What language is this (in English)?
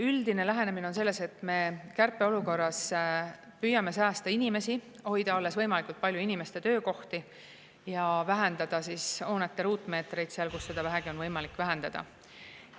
Estonian